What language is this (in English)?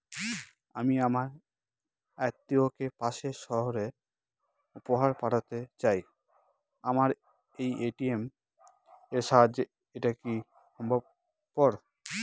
Bangla